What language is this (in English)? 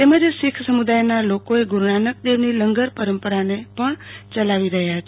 Gujarati